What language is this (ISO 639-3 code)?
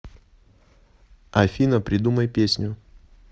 rus